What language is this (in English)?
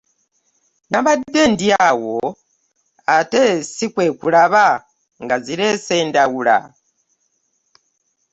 Ganda